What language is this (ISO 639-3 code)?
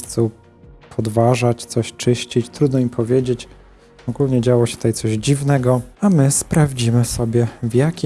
pol